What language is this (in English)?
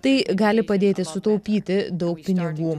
Lithuanian